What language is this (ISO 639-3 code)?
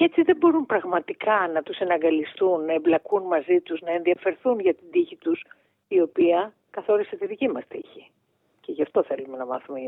ell